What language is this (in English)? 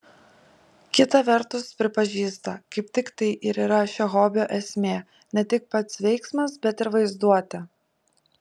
Lithuanian